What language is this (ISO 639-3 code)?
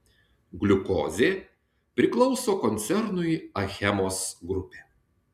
lit